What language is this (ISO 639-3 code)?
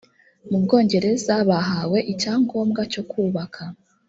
kin